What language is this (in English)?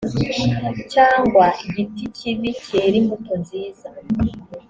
Kinyarwanda